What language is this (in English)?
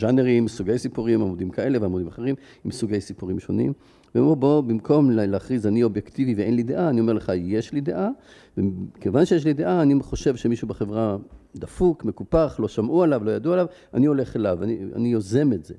Hebrew